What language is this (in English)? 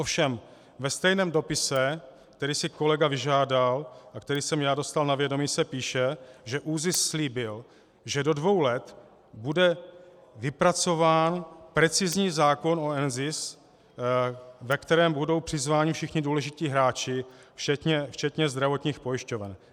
Czech